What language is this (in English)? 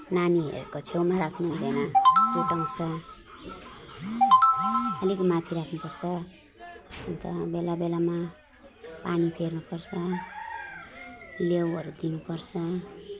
Nepali